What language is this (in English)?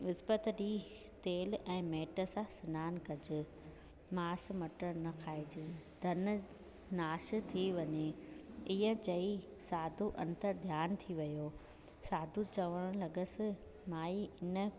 Sindhi